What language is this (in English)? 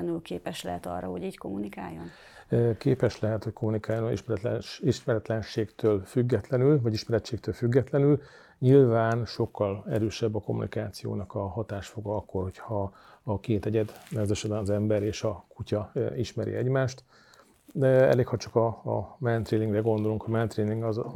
Hungarian